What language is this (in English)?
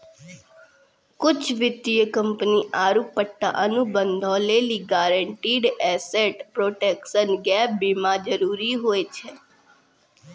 Maithili